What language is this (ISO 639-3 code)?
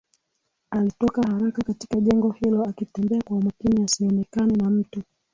swa